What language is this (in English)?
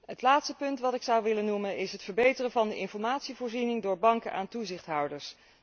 Dutch